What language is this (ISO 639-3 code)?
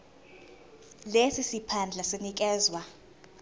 zul